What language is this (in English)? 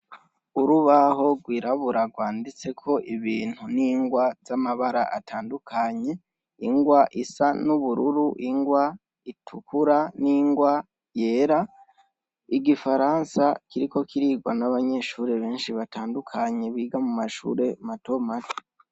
Rundi